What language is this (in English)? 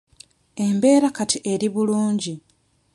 Ganda